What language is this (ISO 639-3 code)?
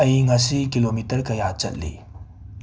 mni